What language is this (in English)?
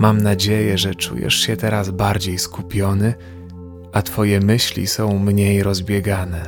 Polish